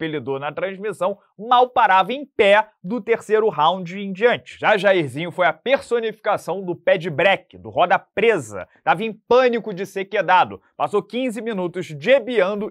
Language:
Portuguese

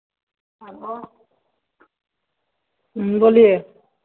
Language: Hindi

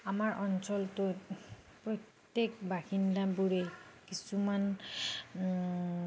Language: Assamese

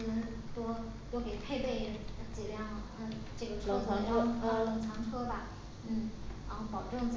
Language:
Chinese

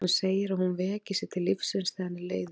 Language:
Icelandic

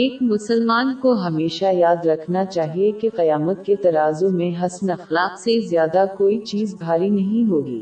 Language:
Urdu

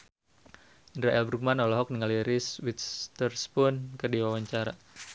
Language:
Sundanese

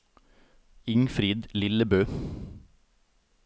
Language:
Norwegian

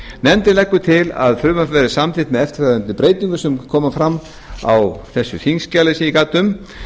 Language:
Icelandic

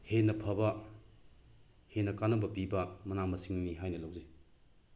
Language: Manipuri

